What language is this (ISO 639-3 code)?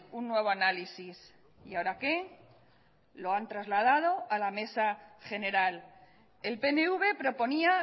spa